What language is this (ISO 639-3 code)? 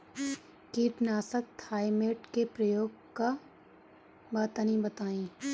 bho